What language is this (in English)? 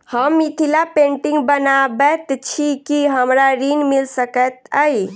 Maithili